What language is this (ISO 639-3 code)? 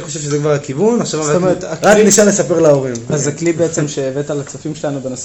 heb